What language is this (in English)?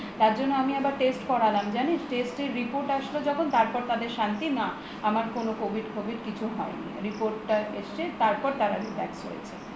Bangla